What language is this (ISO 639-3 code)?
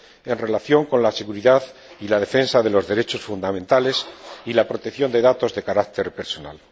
spa